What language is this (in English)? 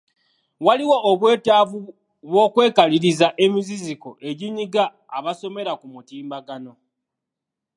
Ganda